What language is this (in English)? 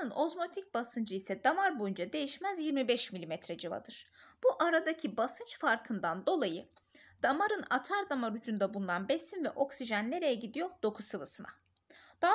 Turkish